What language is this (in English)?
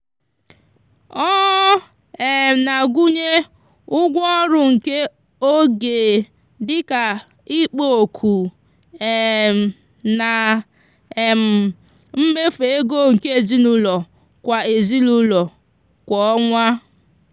Igbo